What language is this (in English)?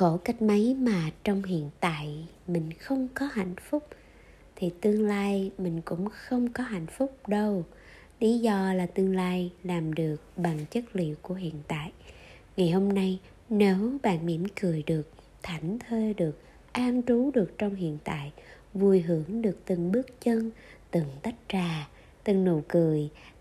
Vietnamese